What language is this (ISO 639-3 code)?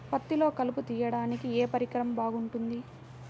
tel